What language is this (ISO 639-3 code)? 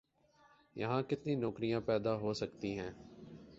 urd